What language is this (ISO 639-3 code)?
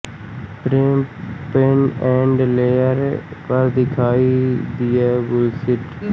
hin